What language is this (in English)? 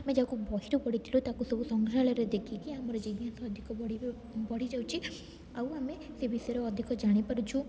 Odia